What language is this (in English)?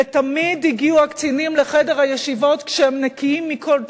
Hebrew